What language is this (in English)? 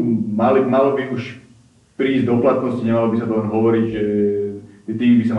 Slovak